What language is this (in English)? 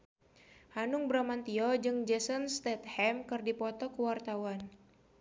Sundanese